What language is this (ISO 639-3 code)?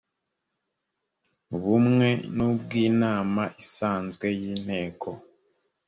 kin